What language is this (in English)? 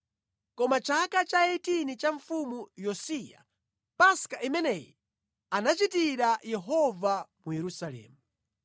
Nyanja